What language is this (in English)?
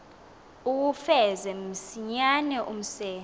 Xhosa